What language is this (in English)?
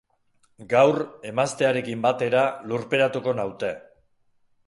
Basque